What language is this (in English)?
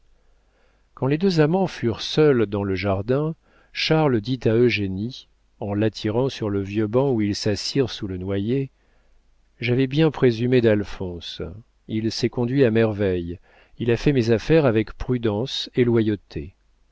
French